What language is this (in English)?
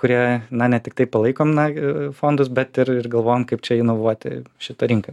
Lithuanian